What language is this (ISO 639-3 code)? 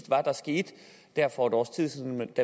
dan